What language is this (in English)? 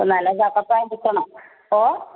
Malayalam